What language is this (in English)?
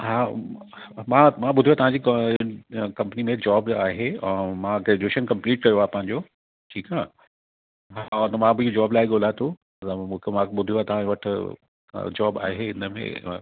Sindhi